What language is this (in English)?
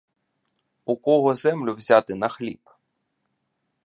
Ukrainian